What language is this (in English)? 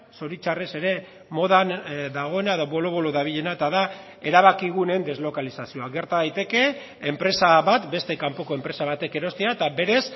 Basque